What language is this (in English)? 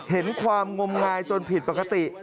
Thai